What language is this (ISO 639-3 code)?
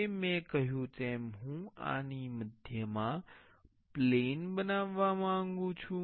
guj